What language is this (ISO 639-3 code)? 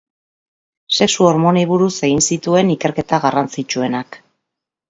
eus